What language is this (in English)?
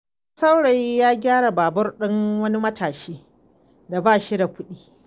Hausa